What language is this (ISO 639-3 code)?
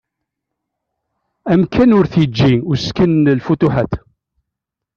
kab